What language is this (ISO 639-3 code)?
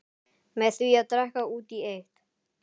isl